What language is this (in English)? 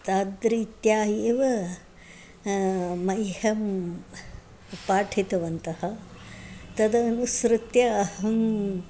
Sanskrit